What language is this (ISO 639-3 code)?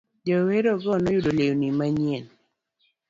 luo